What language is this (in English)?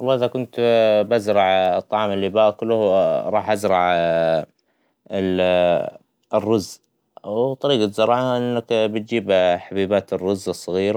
Hijazi Arabic